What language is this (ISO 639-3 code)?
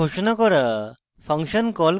ben